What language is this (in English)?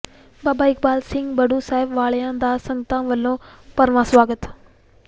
Punjabi